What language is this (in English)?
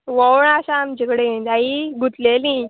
Konkani